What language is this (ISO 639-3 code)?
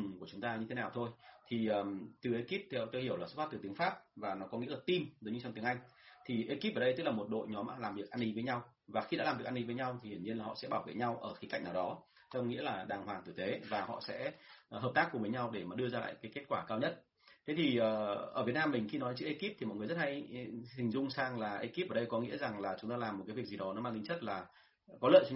vie